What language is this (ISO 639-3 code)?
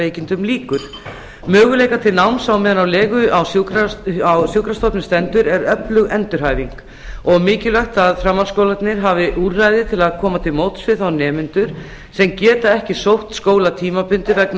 isl